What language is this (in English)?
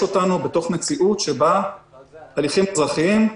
Hebrew